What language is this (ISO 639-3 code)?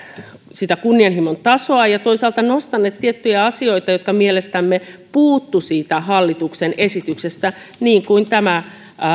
fin